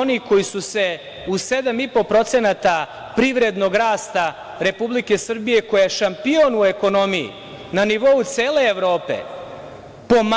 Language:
Serbian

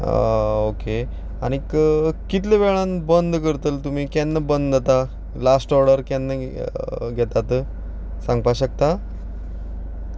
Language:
Konkani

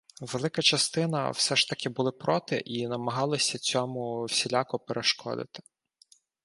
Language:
Ukrainian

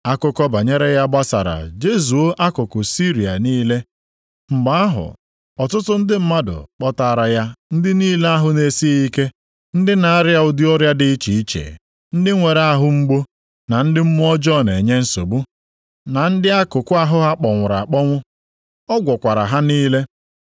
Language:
Igbo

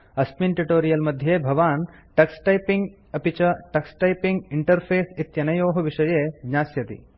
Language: Sanskrit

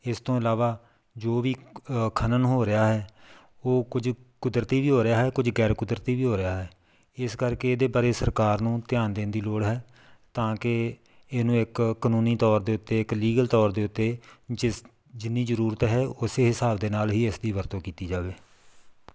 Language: Punjabi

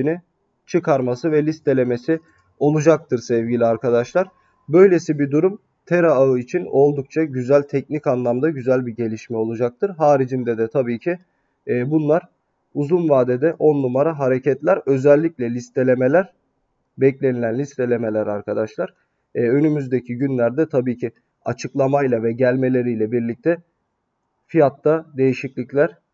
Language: Turkish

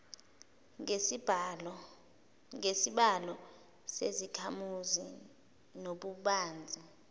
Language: Zulu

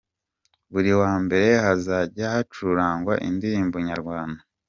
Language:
Kinyarwanda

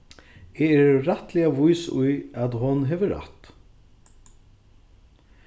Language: Faroese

